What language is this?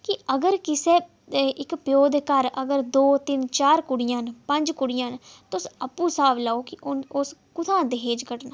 Dogri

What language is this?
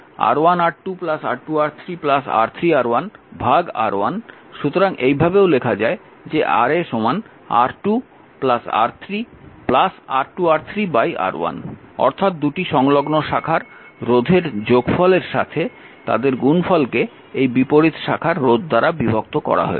Bangla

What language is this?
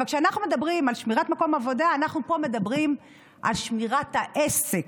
Hebrew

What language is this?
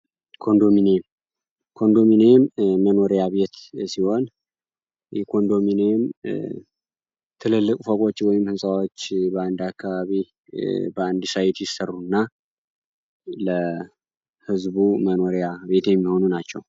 Amharic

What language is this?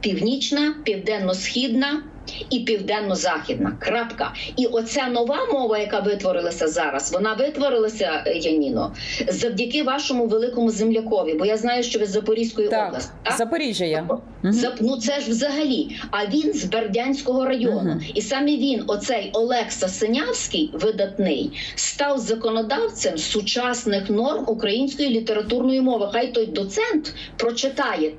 Ukrainian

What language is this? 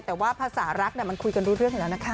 Thai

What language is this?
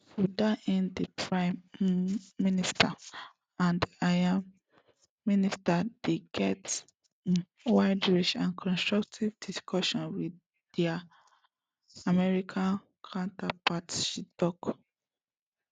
Nigerian Pidgin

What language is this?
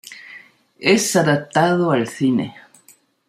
Spanish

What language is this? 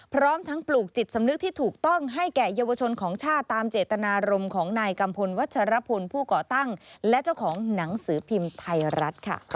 Thai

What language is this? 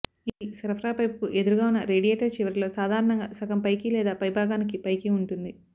Telugu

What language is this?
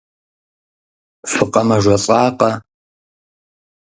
Kabardian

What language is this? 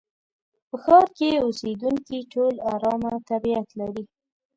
Pashto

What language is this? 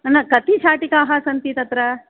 Sanskrit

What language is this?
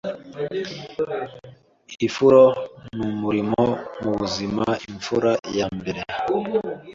Kinyarwanda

